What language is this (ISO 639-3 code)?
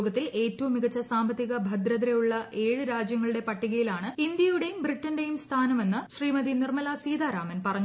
mal